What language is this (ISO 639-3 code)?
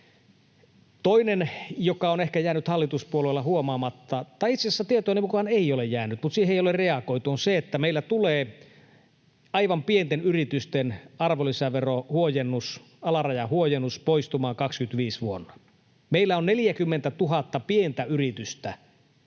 fin